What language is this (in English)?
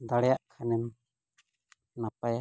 Santali